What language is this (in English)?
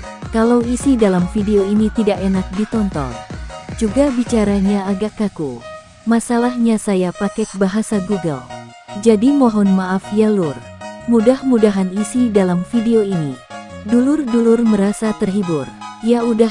Indonesian